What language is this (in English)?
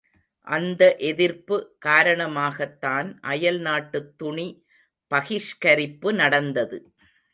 Tamil